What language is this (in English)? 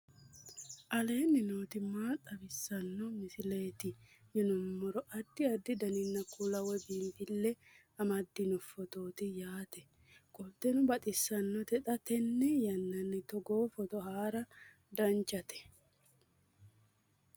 Sidamo